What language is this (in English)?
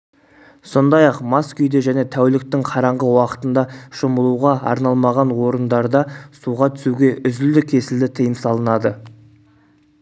Kazakh